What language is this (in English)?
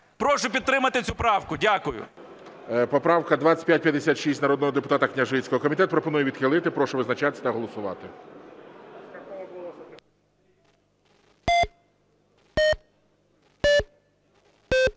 Ukrainian